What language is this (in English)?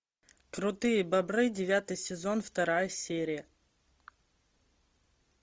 Russian